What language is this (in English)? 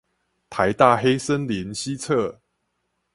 Chinese